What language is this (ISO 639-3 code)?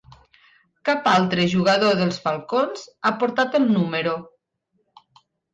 cat